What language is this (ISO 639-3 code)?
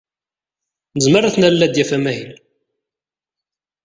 kab